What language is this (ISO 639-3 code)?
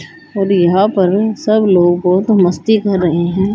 hin